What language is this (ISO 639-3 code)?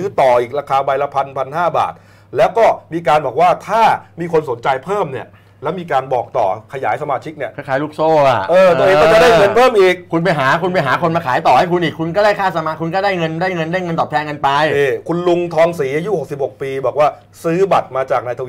tha